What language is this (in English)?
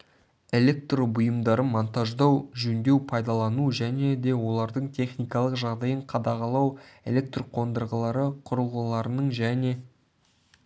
Kazakh